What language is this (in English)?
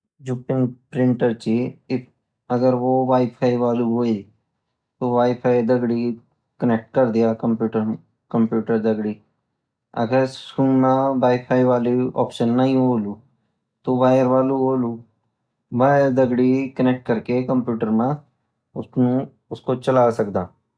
Garhwali